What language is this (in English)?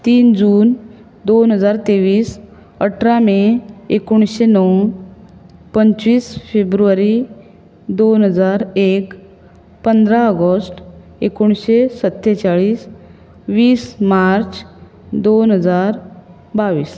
Konkani